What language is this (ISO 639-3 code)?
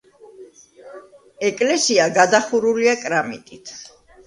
kat